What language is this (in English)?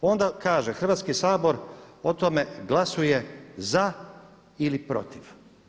Croatian